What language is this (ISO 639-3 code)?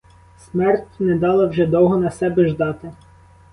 ukr